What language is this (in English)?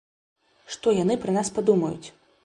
Belarusian